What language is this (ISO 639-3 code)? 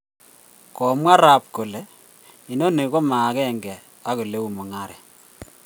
kln